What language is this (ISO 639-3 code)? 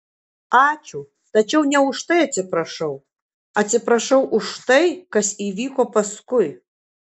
lit